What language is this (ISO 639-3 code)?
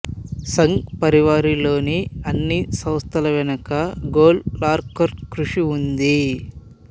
tel